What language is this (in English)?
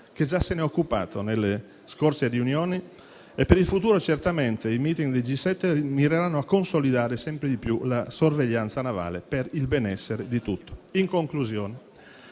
Italian